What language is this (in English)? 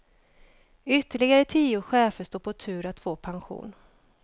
Swedish